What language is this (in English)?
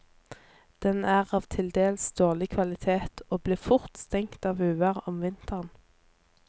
Norwegian